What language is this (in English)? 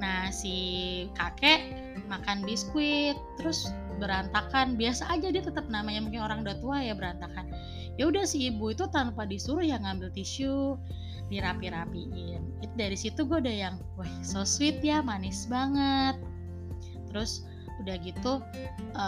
Indonesian